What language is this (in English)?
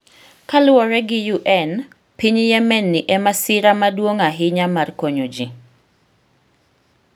Luo (Kenya and Tanzania)